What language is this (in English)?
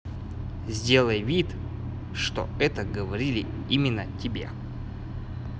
Russian